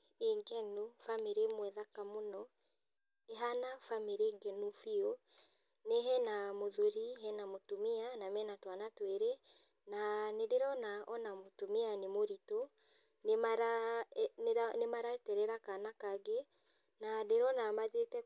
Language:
Kikuyu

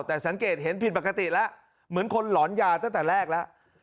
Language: Thai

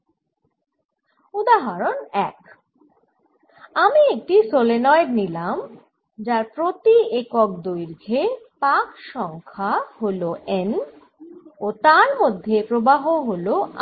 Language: Bangla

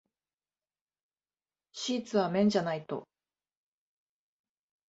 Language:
Japanese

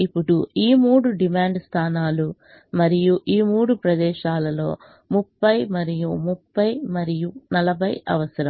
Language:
Telugu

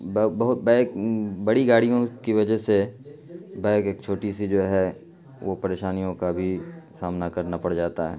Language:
Urdu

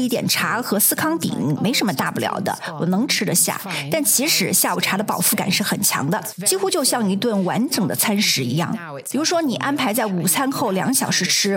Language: Chinese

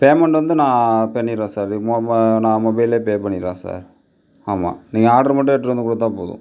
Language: Tamil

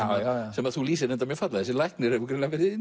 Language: Icelandic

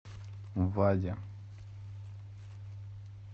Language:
Russian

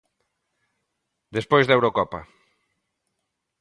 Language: Galician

